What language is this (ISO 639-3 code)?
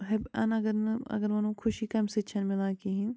kas